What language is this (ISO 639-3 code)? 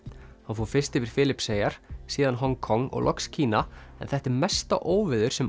isl